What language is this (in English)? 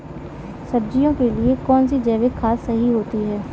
Hindi